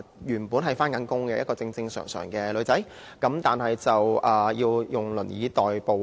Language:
Cantonese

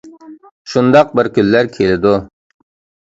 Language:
Uyghur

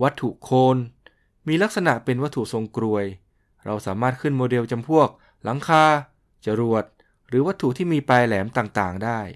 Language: Thai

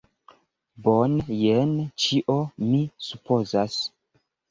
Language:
Esperanto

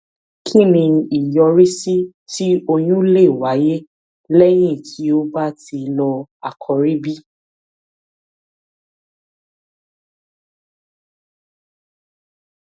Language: Yoruba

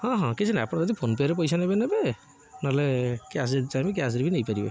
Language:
Odia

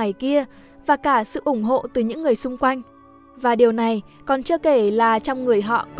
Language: Vietnamese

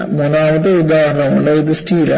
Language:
Malayalam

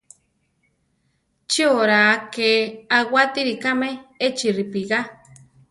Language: Central Tarahumara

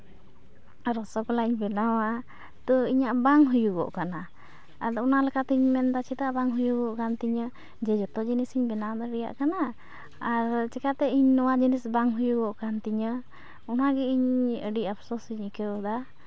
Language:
Santali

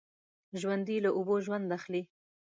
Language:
Pashto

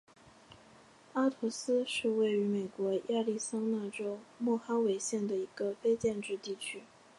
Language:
Chinese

